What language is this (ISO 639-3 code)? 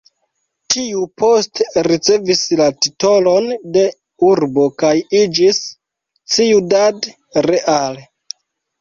epo